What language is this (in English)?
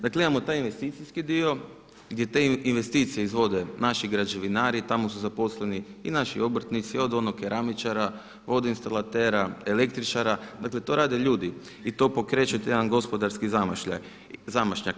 Croatian